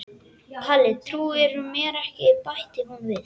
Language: Icelandic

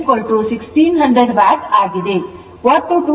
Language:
Kannada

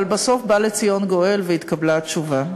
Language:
Hebrew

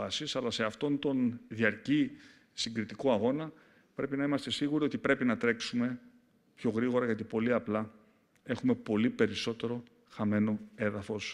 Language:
Greek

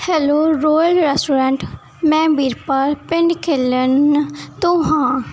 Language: Punjabi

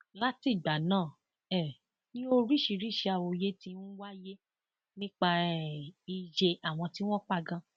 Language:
Yoruba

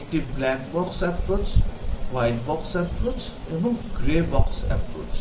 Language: Bangla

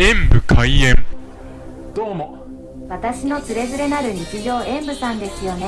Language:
Japanese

